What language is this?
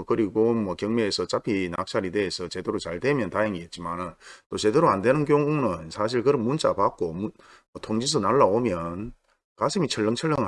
Korean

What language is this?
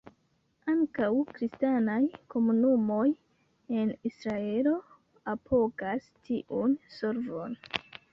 Esperanto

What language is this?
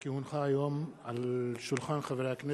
Hebrew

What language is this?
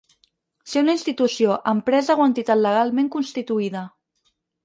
Catalan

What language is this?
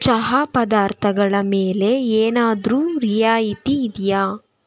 Kannada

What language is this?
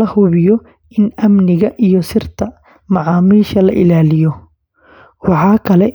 Somali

